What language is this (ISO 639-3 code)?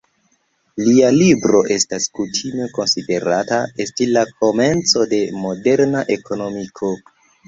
epo